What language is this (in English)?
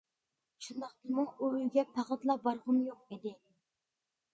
Uyghur